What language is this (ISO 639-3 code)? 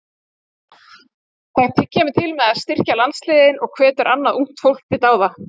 isl